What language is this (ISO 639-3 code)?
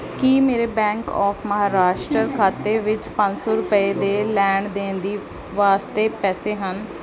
pan